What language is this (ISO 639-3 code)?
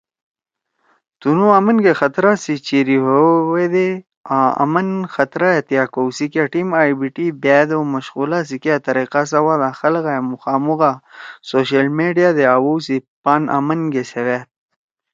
trw